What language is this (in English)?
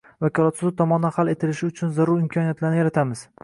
Uzbek